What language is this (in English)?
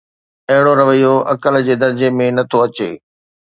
Sindhi